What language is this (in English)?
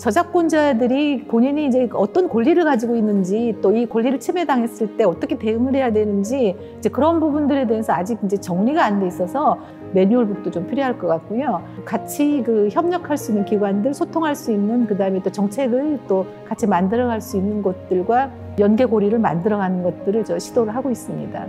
Korean